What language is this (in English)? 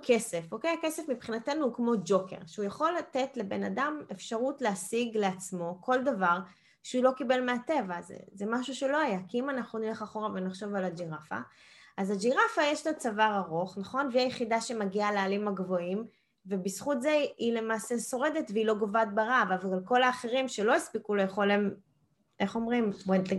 Hebrew